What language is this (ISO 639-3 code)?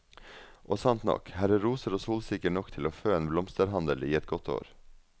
nor